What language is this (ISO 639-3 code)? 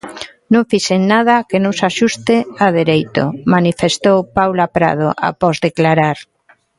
glg